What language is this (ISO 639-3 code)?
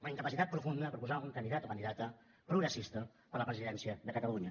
cat